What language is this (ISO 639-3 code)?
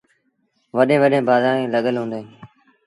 sbn